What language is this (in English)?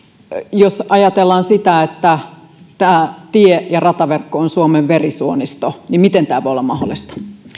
Finnish